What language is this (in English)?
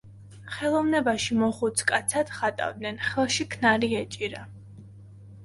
Georgian